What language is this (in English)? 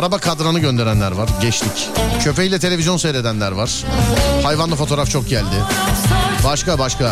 Turkish